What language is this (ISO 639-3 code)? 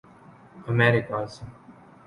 urd